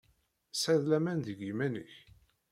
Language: Kabyle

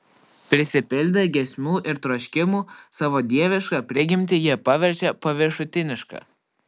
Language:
Lithuanian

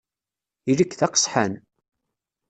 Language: Kabyle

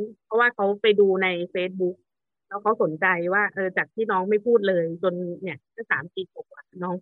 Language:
Thai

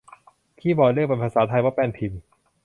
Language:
Thai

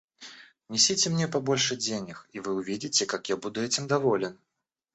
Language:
Russian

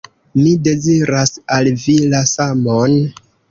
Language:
Esperanto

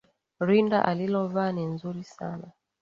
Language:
Swahili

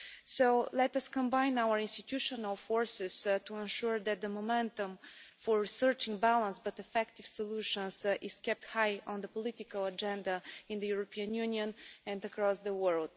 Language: English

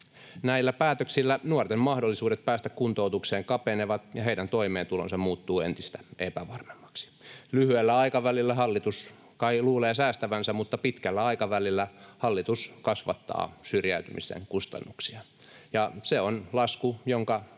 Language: Finnish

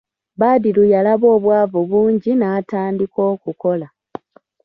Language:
Ganda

